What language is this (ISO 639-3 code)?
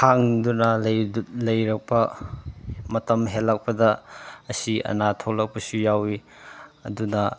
mni